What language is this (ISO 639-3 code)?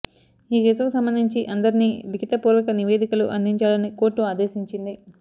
tel